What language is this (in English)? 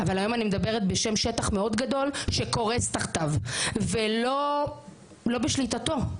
Hebrew